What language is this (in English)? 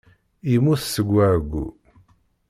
Kabyle